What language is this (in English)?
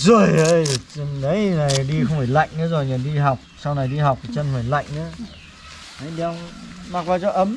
Vietnamese